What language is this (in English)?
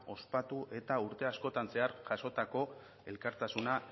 Basque